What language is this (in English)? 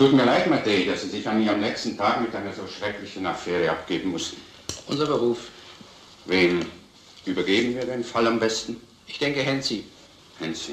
German